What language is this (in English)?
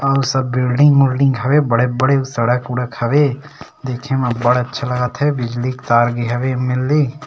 Chhattisgarhi